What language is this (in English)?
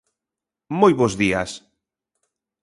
Galician